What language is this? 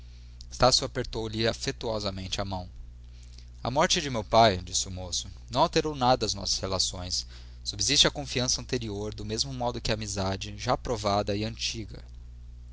Portuguese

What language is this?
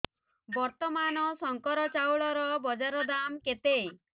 Odia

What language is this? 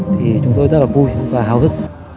Vietnamese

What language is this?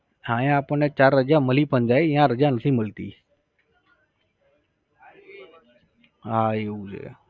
Gujarati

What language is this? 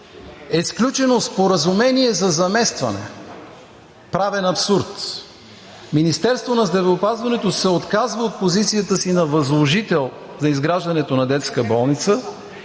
Bulgarian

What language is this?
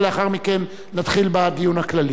Hebrew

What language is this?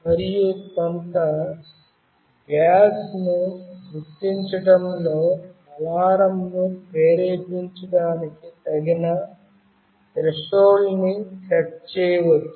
Telugu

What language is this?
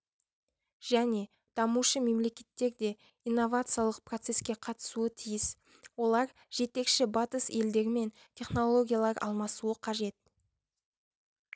Kazakh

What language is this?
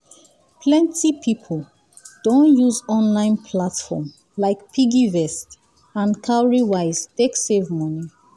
Nigerian Pidgin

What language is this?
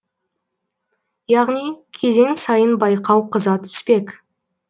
Kazakh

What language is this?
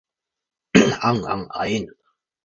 Japanese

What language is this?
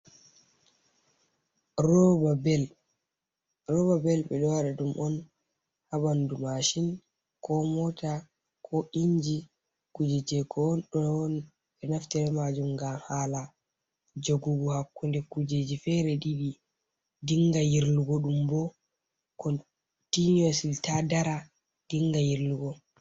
Fula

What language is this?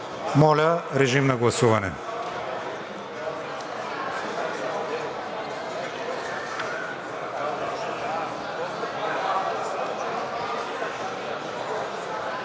Bulgarian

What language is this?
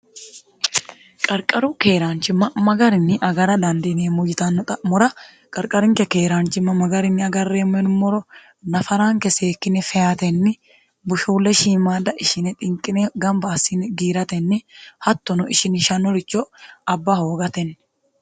Sidamo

